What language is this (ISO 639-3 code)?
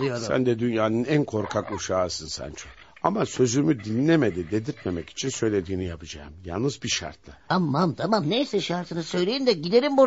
tur